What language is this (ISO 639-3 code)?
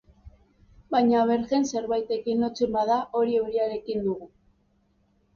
eus